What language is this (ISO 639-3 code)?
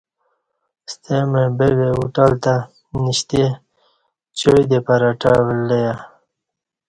bsh